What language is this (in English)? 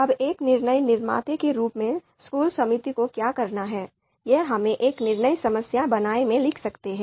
Hindi